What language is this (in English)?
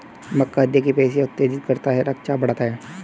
Hindi